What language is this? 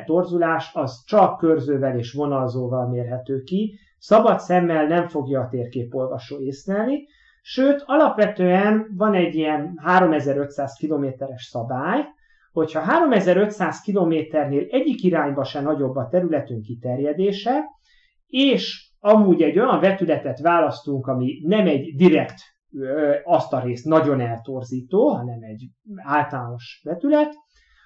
Hungarian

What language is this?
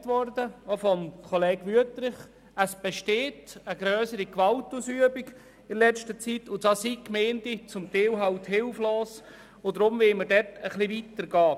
Swiss German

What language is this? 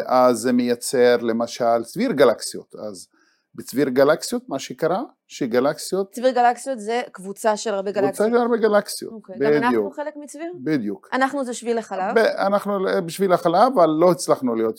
Hebrew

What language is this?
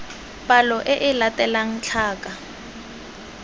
Tswana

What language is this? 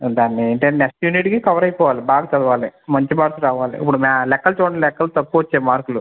Telugu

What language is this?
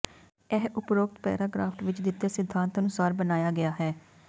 Punjabi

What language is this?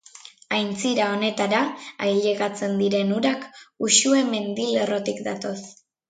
Basque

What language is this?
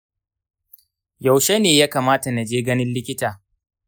Hausa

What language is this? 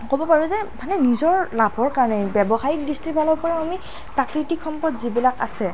Assamese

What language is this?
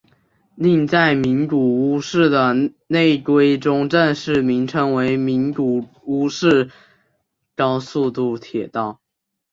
Chinese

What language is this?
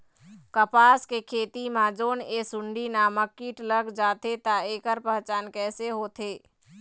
Chhattisgarhi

